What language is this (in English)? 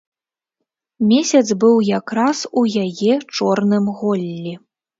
Belarusian